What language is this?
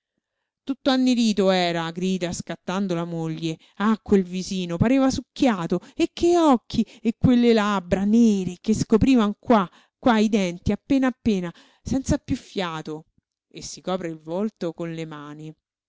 Italian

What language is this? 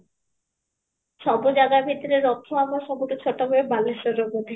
Odia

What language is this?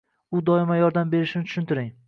Uzbek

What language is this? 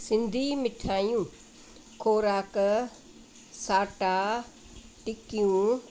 Sindhi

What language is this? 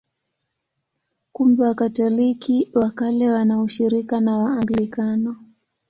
Swahili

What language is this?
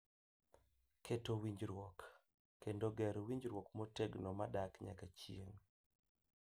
Luo (Kenya and Tanzania)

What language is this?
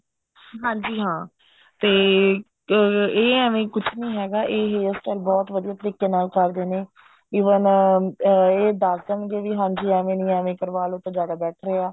Punjabi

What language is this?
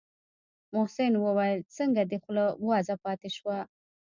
Pashto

